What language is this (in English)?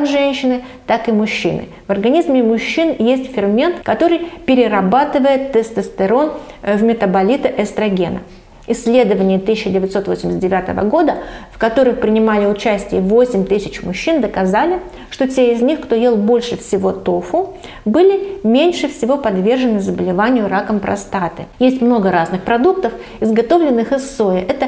Russian